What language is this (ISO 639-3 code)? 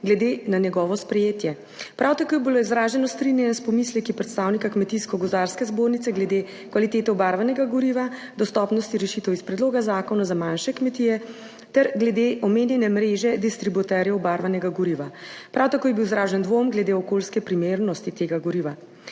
slv